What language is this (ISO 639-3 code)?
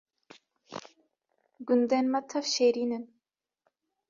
kur